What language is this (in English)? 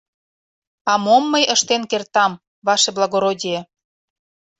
Mari